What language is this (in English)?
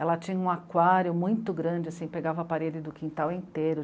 Portuguese